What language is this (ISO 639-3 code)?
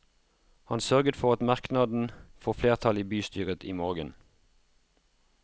nor